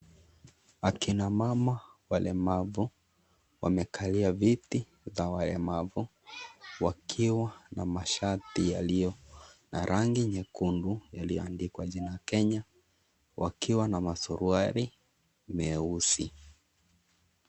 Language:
Swahili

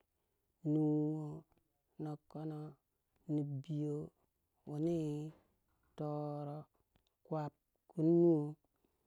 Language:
Waja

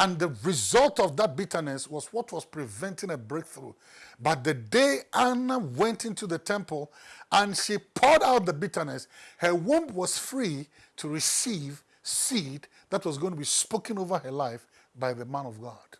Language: English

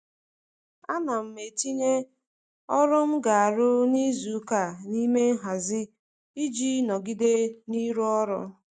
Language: Igbo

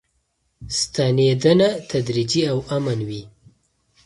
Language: Pashto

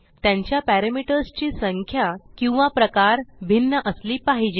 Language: Marathi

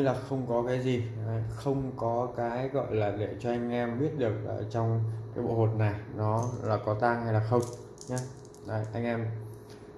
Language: Vietnamese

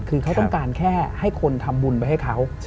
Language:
Thai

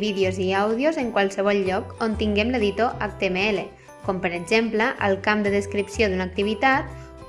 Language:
Catalan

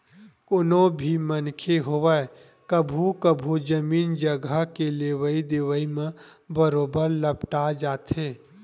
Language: Chhattisgarhi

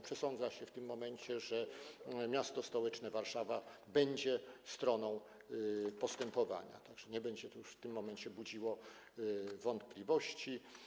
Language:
Polish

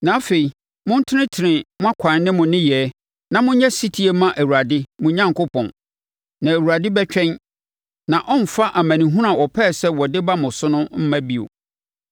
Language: Akan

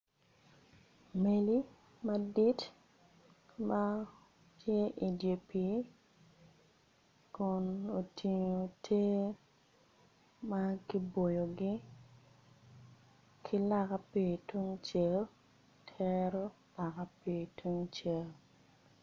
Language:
Acoli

